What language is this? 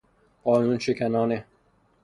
Persian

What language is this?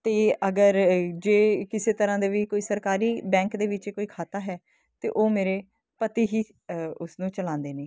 Punjabi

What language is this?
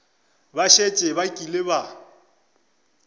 Northern Sotho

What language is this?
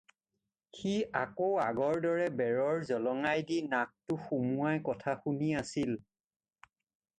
Assamese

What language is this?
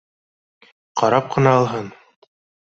Bashkir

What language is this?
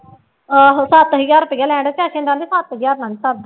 Punjabi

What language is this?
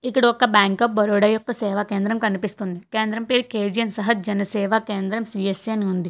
Telugu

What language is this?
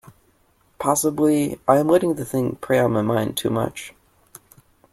English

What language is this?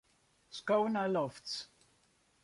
Western Frisian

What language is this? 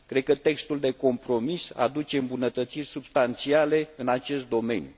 Romanian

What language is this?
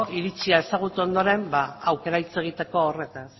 Basque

